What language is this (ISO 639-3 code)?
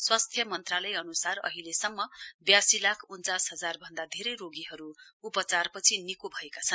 nep